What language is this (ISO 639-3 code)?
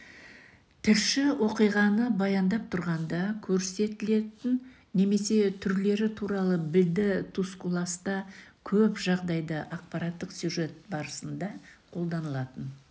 kaz